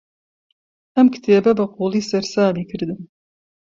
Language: Central Kurdish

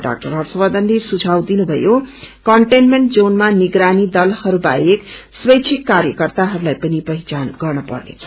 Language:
Nepali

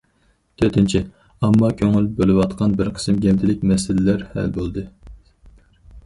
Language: Uyghur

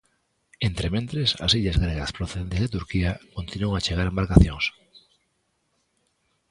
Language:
Galician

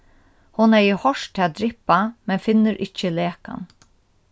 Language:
Faroese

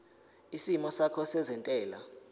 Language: Zulu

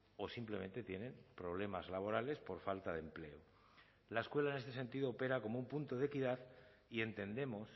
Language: Spanish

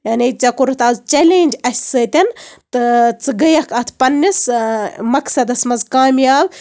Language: Kashmiri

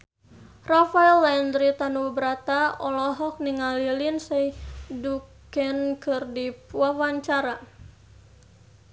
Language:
Sundanese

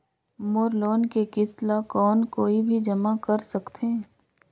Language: Chhattisgarhi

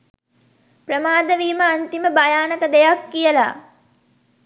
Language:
Sinhala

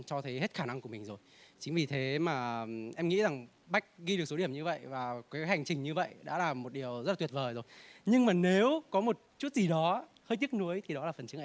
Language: Vietnamese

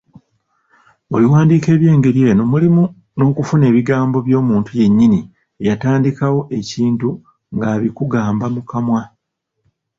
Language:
Ganda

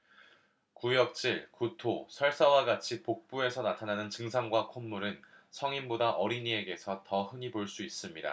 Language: Korean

